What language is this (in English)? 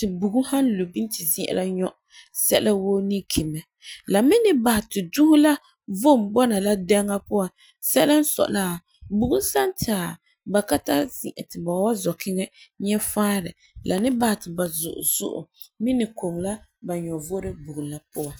Frafra